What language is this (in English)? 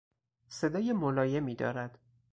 Persian